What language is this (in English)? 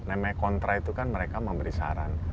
Indonesian